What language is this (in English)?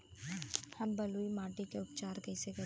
Bhojpuri